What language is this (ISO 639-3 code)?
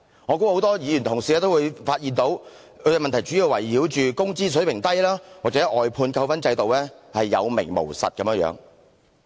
yue